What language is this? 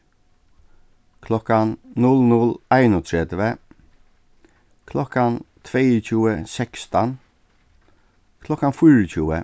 Faroese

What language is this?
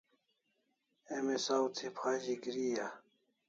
Kalasha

